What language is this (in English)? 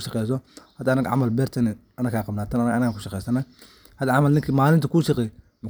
Somali